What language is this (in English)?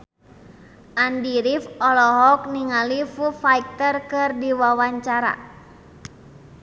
Sundanese